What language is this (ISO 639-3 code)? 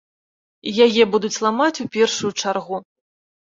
bel